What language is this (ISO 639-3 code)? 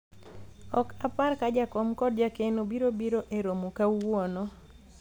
luo